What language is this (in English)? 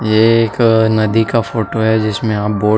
Hindi